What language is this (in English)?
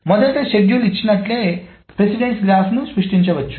Telugu